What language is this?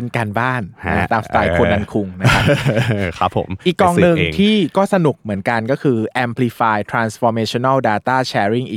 Thai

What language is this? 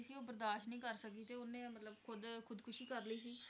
Punjabi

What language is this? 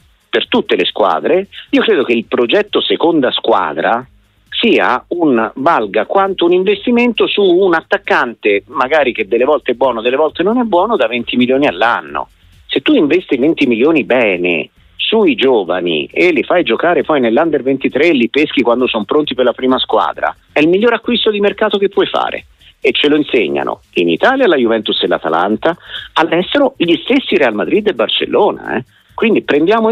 Italian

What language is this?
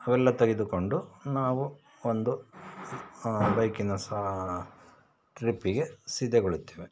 Kannada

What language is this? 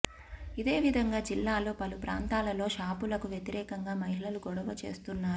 Telugu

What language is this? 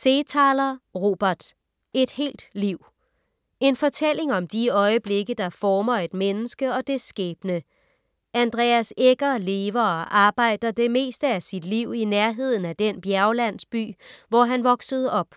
Danish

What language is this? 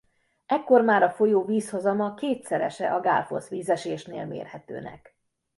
Hungarian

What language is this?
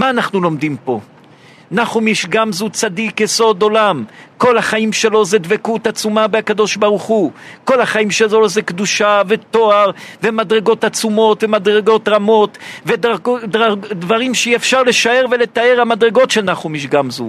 Hebrew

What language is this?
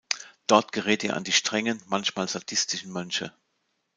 German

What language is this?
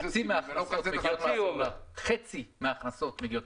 Hebrew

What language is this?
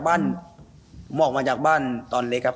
Thai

